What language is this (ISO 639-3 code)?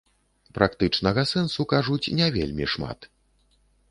bel